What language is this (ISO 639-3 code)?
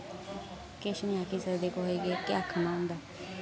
doi